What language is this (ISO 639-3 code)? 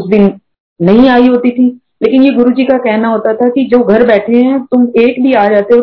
hin